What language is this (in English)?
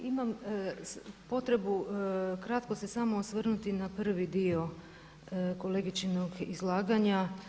Croatian